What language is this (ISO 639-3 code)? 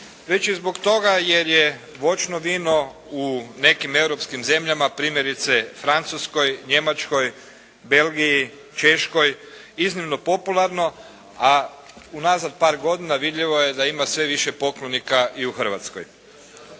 hrv